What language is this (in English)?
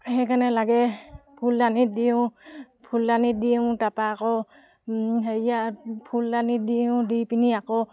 Assamese